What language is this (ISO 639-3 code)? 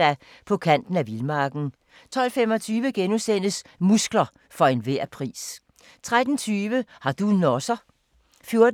dan